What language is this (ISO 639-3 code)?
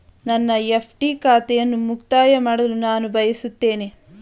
kan